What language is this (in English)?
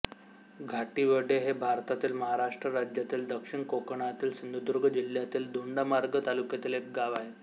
Marathi